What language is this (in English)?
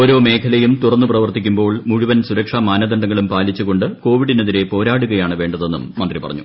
Malayalam